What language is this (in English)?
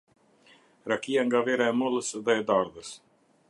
Albanian